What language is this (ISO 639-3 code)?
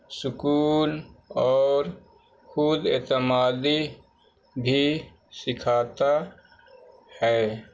urd